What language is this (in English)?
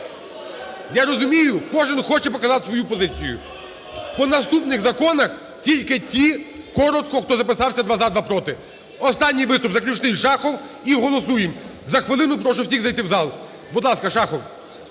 Ukrainian